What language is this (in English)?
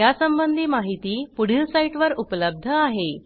Marathi